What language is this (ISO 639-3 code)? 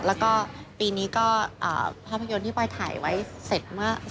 tha